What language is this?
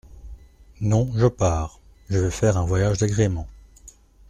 French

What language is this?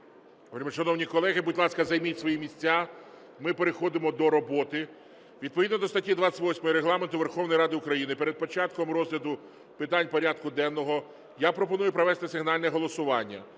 Ukrainian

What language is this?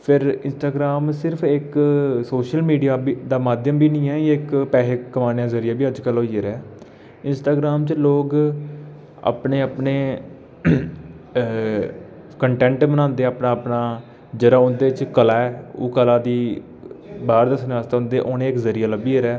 Dogri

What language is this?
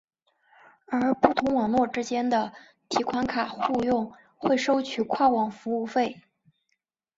Chinese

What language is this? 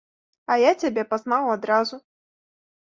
Belarusian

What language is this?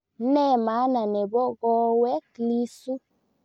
Kalenjin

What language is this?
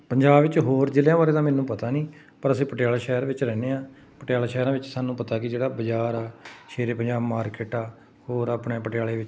Punjabi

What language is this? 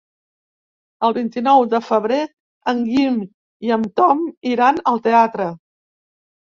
Catalan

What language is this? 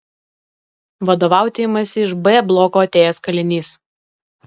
Lithuanian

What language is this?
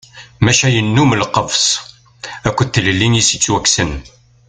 Kabyle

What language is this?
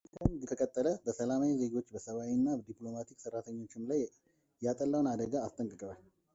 Amharic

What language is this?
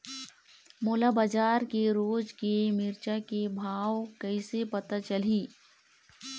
Chhattisgarhi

